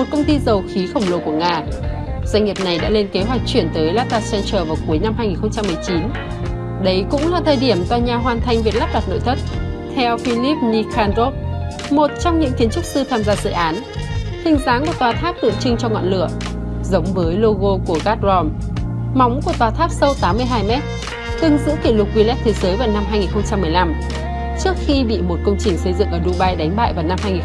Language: Vietnamese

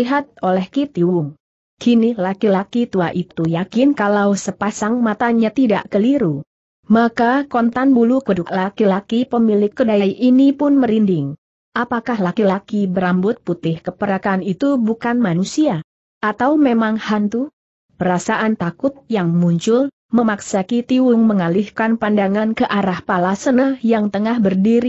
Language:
Indonesian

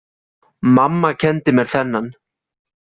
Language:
Icelandic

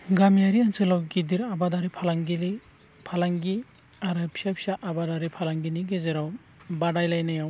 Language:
Bodo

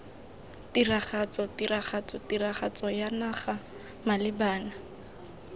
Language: Tswana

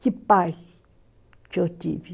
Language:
Portuguese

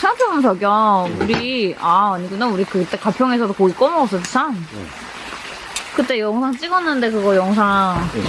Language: Korean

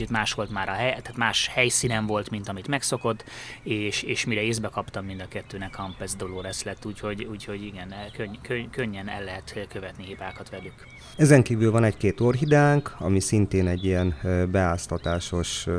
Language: Hungarian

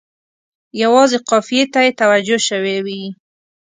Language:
Pashto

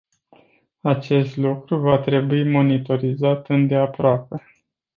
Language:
Romanian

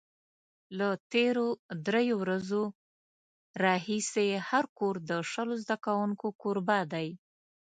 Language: Pashto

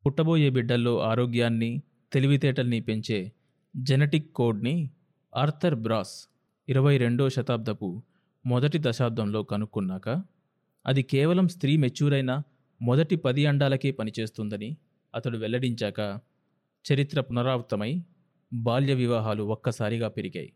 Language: Telugu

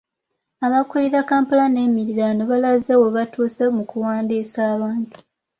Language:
Ganda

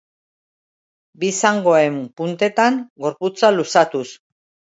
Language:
Basque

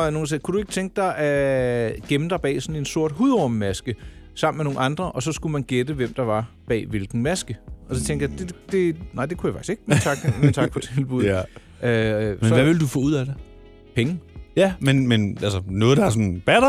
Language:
Danish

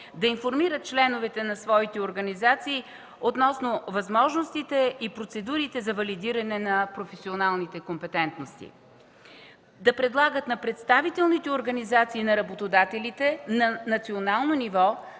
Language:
Bulgarian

